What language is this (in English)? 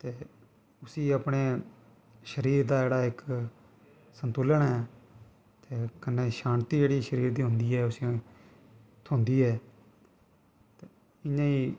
Dogri